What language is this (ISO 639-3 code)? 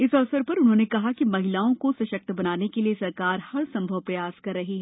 hin